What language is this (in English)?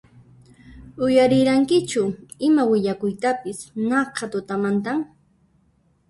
Puno Quechua